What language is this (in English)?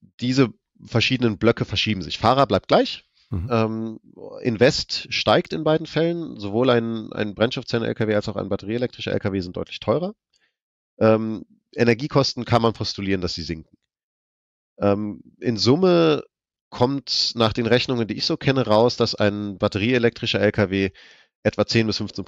German